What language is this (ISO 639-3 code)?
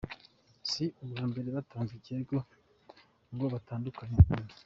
kin